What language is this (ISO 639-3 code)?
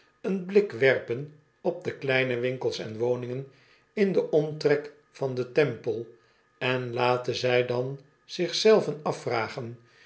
nld